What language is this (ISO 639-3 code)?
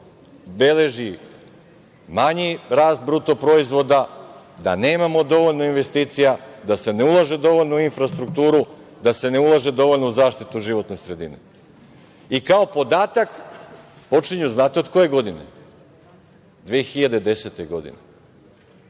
srp